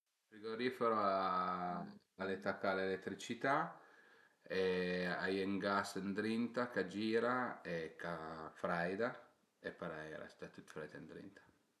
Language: Piedmontese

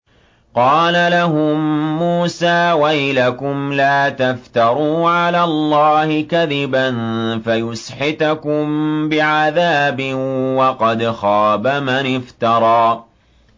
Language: Arabic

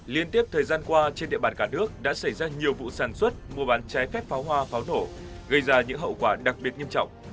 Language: Vietnamese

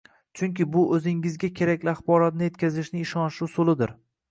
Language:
Uzbek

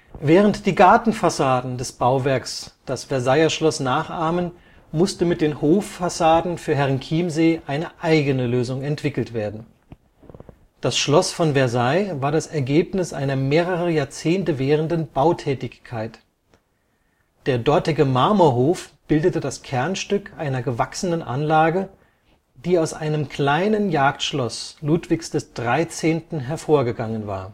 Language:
German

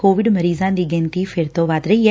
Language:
Punjabi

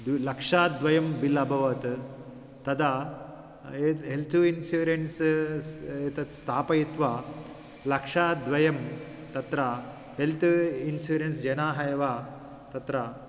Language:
Sanskrit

